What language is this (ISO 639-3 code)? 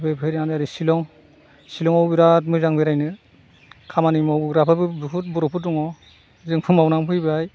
brx